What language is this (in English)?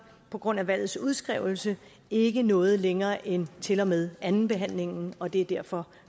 Danish